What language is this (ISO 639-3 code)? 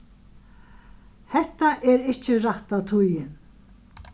fao